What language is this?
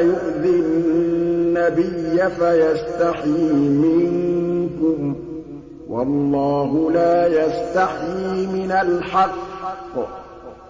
Arabic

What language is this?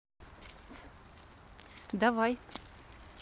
Russian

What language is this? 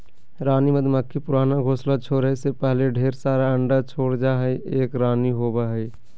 Magahi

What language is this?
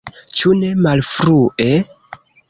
Esperanto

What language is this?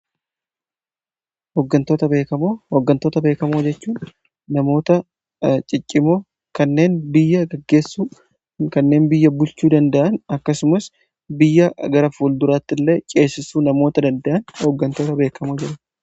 Oromo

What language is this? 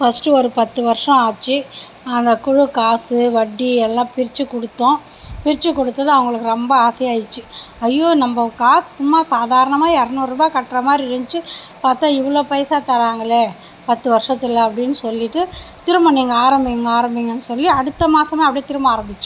Tamil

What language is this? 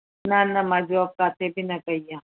Sindhi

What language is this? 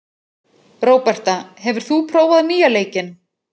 Icelandic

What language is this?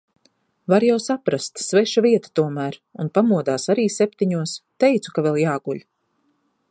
Latvian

